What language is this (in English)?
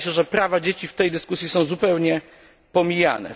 Polish